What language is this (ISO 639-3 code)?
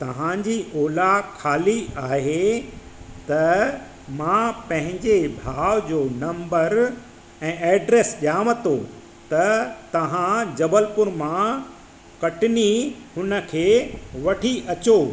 snd